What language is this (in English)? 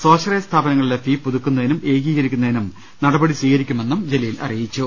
Malayalam